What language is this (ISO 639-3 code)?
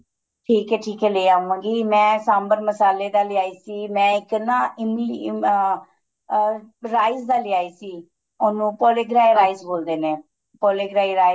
pan